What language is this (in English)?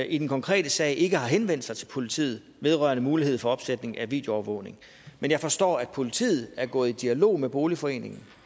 Danish